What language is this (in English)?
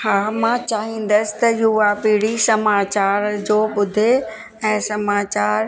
Sindhi